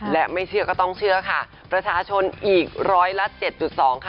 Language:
Thai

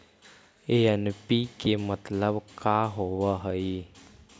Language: Magahi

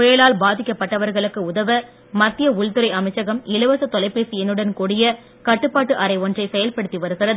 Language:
Tamil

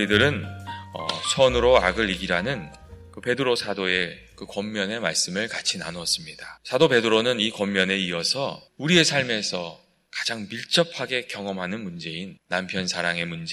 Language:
Korean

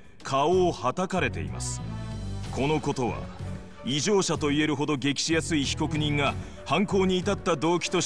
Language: Japanese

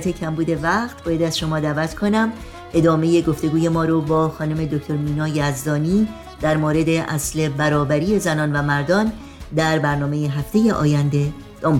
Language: Persian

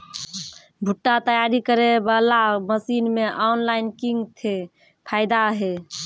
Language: Maithili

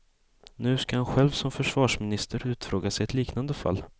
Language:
Swedish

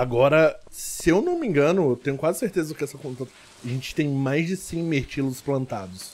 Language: Portuguese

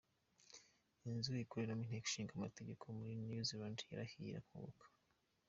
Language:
Kinyarwanda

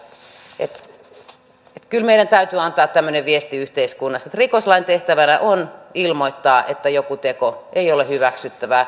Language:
Finnish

